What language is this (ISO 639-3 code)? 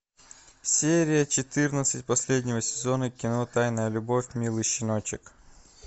rus